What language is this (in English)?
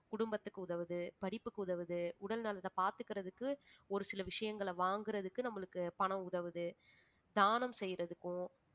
Tamil